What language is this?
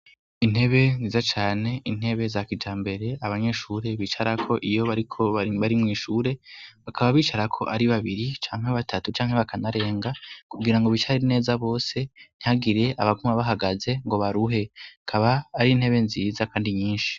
Rundi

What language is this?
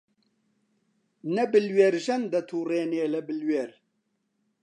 Central Kurdish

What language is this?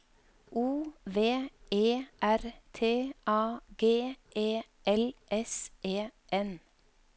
Norwegian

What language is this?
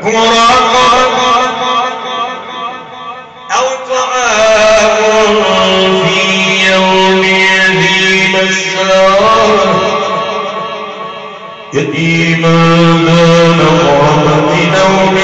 Arabic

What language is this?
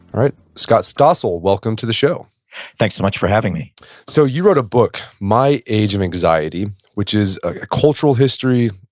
English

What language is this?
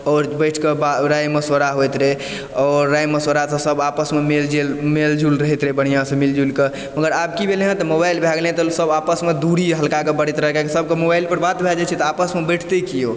Maithili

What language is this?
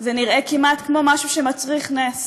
Hebrew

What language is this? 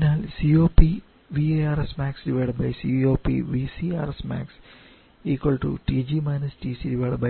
Malayalam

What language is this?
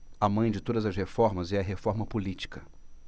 Portuguese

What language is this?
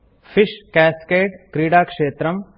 Sanskrit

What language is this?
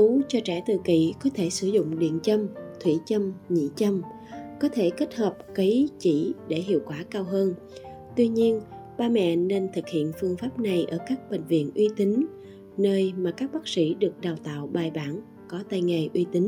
Vietnamese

